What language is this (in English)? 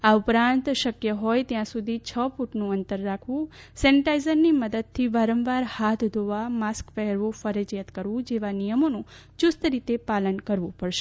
Gujarati